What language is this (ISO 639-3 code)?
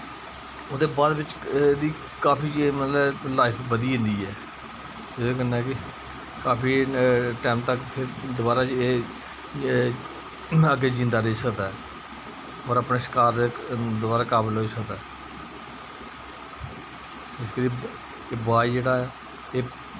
doi